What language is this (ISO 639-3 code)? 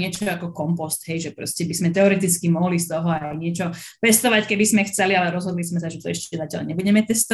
slk